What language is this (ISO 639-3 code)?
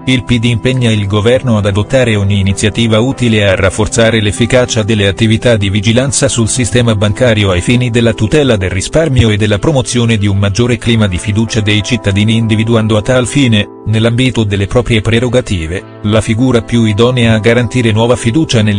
ita